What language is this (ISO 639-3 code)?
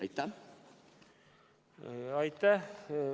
est